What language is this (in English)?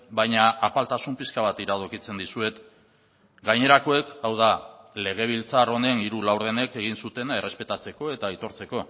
Basque